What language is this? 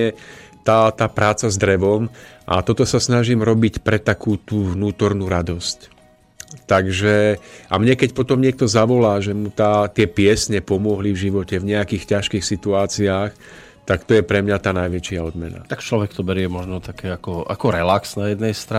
Slovak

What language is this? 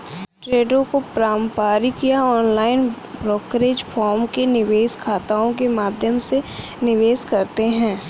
Hindi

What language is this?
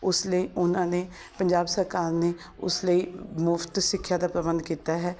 Punjabi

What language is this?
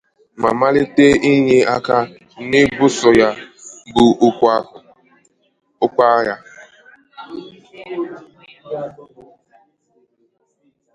Igbo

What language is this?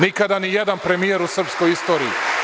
Serbian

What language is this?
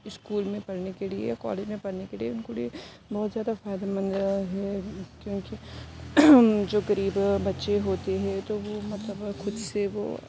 Urdu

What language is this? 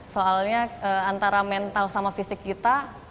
Indonesian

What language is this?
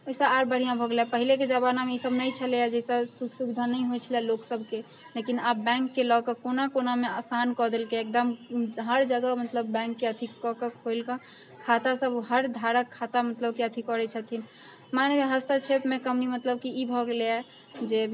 Maithili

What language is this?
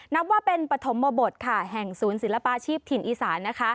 Thai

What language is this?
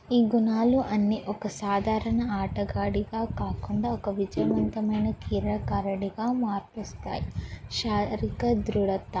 Telugu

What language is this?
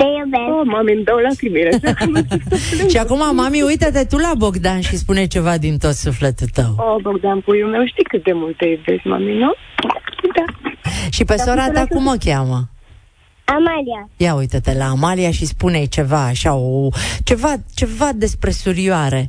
Romanian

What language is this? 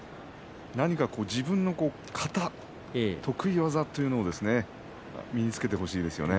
Japanese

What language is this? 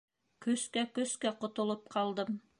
Bashkir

